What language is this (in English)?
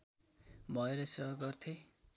Nepali